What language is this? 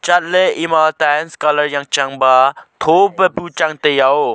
Wancho Naga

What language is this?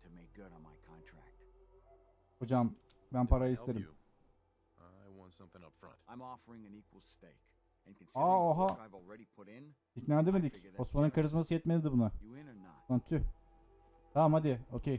Turkish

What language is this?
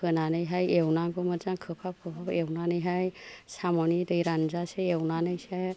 Bodo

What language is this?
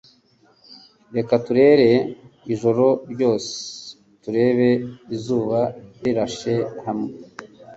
Kinyarwanda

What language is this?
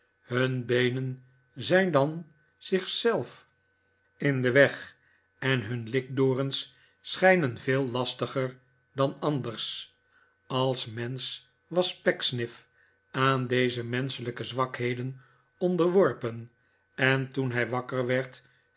Dutch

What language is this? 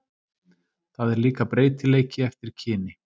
Icelandic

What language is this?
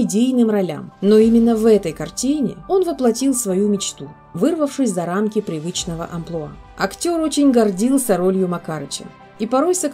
Russian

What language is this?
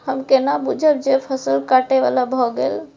Maithili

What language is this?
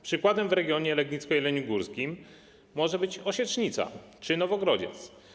Polish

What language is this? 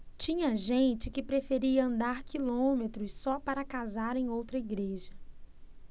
Portuguese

